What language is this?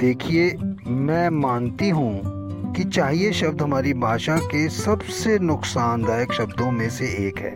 Hindi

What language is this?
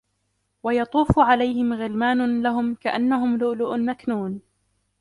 Arabic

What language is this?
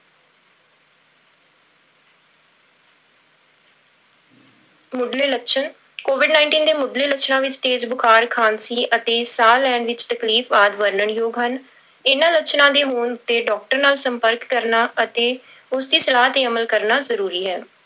Punjabi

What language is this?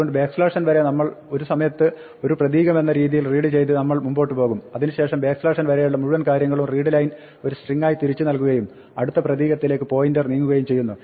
Malayalam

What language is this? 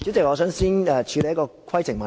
Cantonese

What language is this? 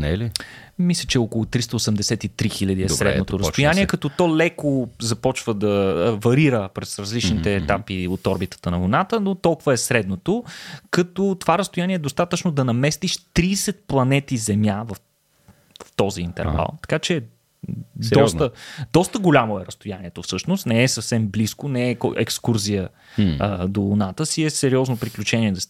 Bulgarian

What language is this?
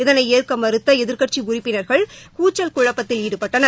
Tamil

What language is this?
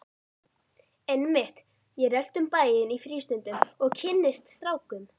Icelandic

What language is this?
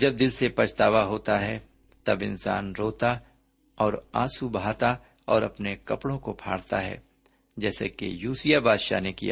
Urdu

